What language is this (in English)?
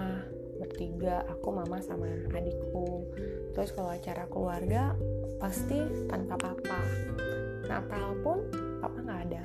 Indonesian